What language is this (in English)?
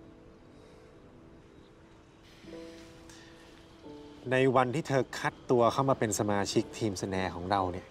Thai